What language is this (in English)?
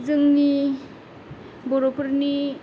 Bodo